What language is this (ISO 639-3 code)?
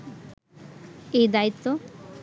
ben